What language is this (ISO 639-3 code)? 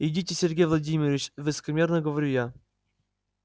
rus